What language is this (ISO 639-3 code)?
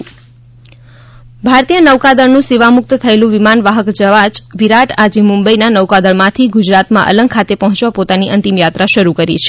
guj